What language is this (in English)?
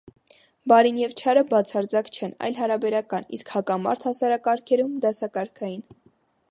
Armenian